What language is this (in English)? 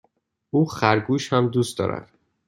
Persian